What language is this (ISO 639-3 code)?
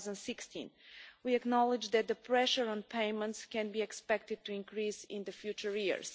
eng